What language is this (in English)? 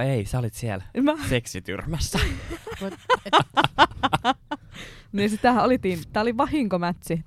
Finnish